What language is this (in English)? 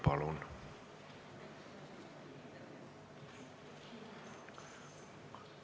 Estonian